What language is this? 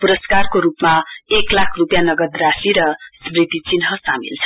Nepali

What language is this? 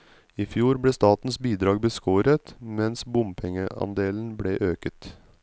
Norwegian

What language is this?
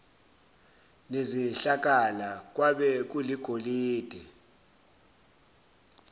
Zulu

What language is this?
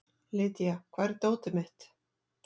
Icelandic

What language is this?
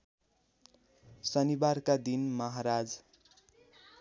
Nepali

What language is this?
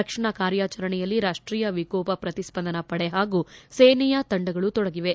Kannada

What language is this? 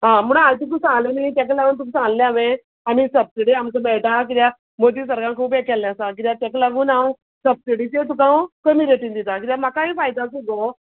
Konkani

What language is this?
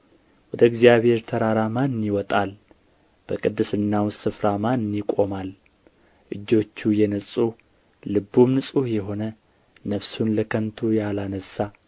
Amharic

